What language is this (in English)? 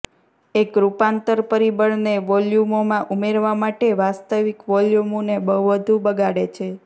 Gujarati